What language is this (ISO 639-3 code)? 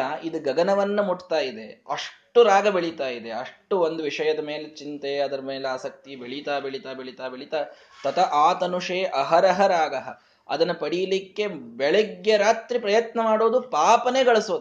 kan